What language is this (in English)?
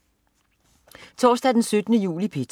Danish